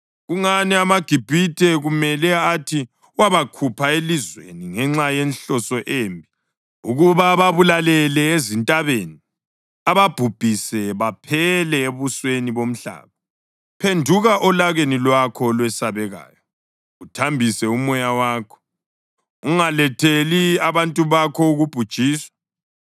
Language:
North Ndebele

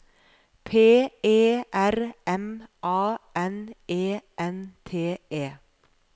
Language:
Norwegian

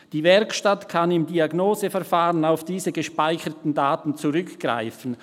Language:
Swiss German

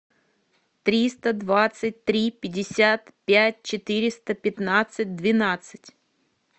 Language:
Russian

